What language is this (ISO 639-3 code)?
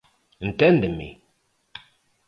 glg